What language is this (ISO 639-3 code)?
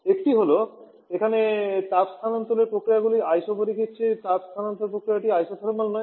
ben